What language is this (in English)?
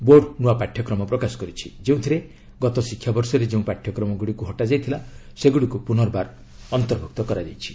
Odia